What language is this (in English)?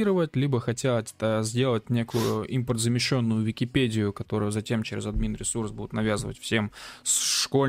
Russian